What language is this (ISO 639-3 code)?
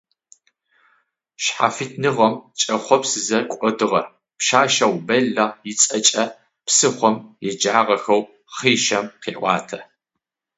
ady